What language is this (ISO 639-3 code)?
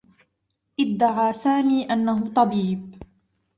ara